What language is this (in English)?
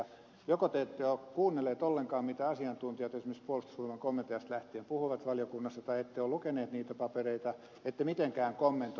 Finnish